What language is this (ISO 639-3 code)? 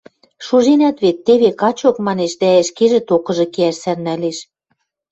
mrj